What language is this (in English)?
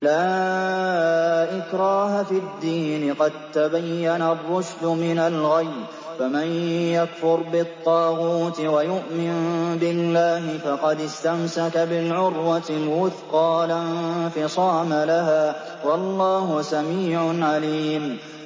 Arabic